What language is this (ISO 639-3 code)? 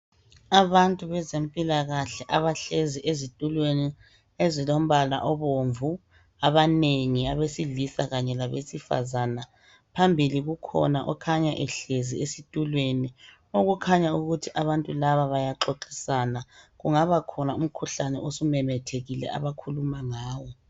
nde